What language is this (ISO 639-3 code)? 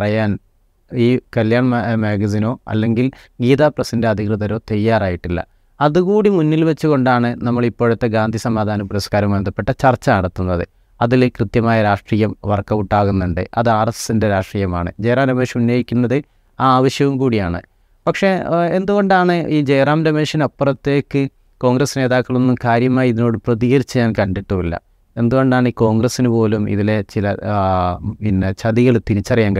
mal